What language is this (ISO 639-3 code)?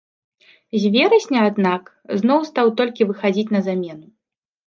bel